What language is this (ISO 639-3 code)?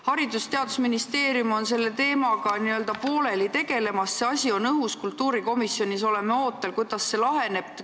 est